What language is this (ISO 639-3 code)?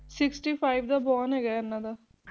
pan